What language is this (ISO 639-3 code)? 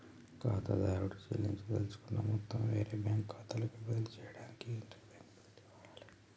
tel